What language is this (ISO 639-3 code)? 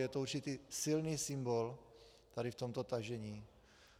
ces